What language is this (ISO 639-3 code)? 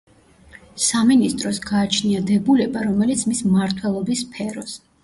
kat